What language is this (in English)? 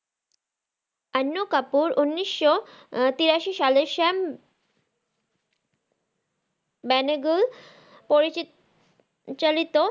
Bangla